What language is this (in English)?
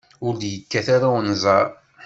Kabyle